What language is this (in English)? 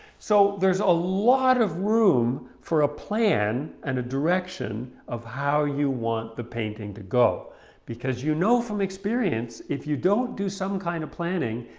English